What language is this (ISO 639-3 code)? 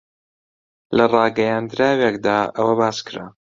ckb